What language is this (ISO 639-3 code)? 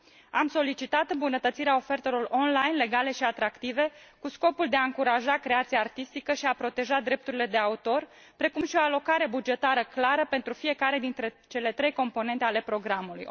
ron